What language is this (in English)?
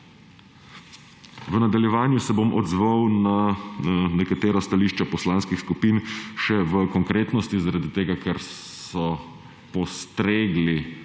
Slovenian